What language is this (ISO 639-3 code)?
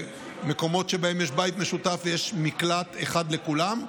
heb